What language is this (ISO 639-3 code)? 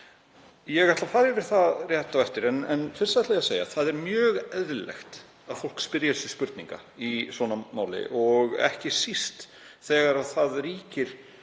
isl